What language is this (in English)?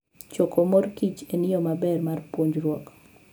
Luo (Kenya and Tanzania)